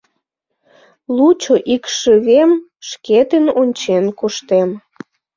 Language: Mari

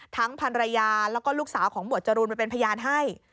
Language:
Thai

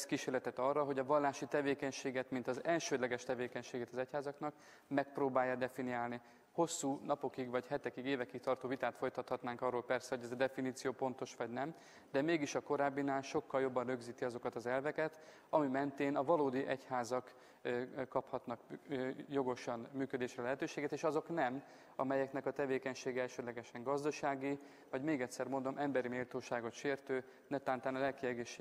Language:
Hungarian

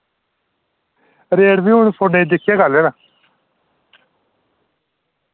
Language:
Dogri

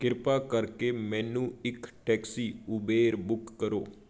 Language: Punjabi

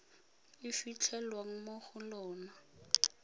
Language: Tswana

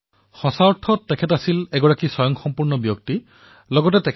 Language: Assamese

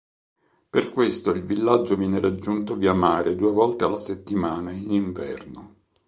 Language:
Italian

